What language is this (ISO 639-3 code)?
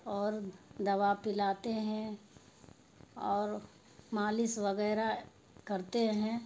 urd